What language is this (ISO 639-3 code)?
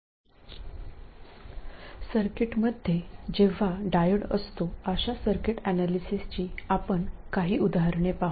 mar